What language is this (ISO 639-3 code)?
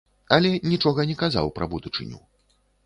bel